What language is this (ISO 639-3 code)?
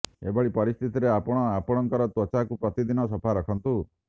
ori